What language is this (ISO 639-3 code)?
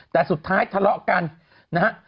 tha